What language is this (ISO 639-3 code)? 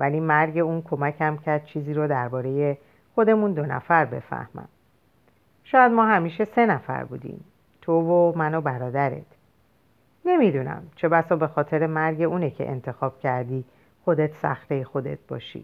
fas